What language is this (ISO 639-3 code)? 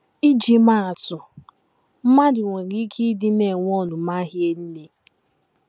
ibo